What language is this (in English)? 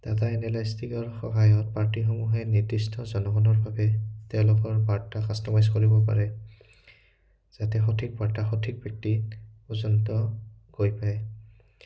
Assamese